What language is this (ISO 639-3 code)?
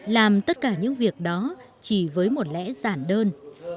vie